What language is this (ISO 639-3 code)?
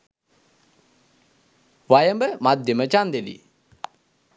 sin